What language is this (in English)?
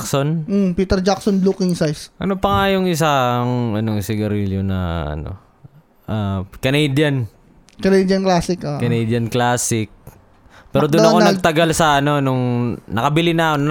Filipino